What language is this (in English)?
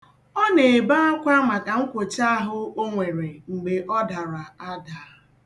Igbo